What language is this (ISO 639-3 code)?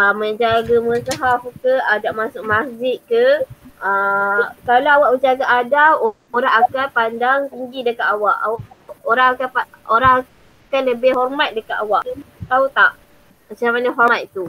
msa